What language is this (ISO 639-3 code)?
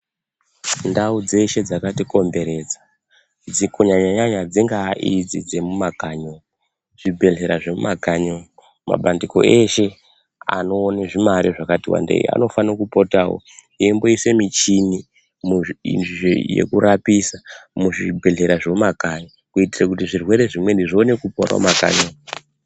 ndc